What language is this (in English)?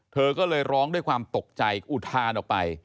Thai